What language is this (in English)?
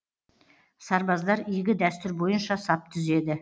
Kazakh